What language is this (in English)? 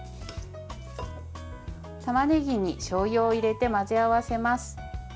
Japanese